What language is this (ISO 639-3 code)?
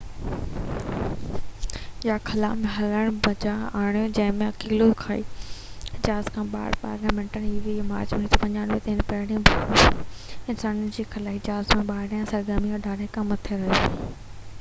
snd